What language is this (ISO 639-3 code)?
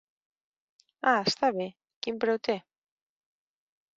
cat